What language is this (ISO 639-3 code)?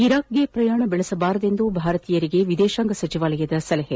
kan